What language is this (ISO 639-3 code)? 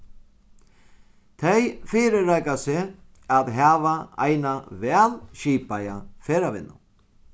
fao